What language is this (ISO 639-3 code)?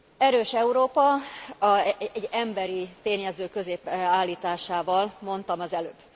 hun